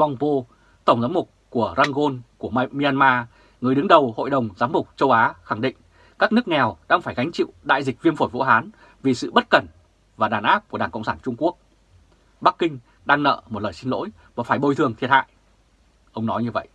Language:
Vietnamese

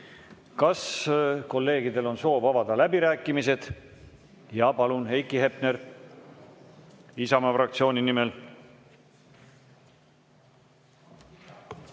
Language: Estonian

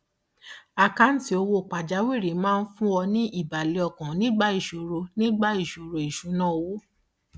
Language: Yoruba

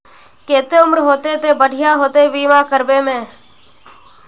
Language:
Magahi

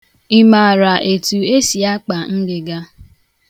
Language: Igbo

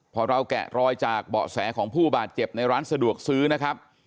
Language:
Thai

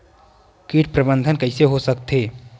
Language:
Chhattisgarhi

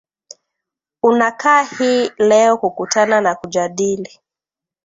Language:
Swahili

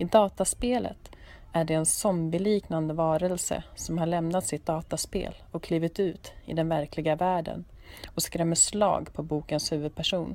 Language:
Swedish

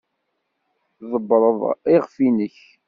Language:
Kabyle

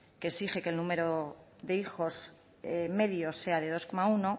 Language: Spanish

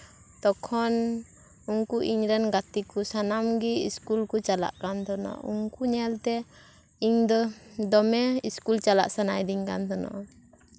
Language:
Santali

